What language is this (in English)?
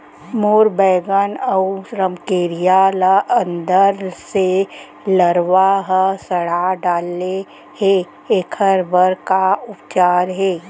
Chhattisgarhi